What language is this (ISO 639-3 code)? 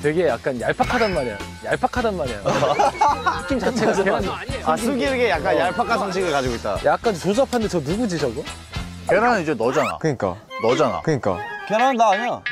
kor